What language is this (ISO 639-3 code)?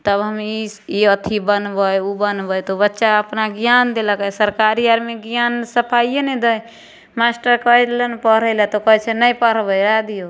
mai